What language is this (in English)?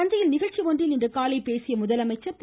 Tamil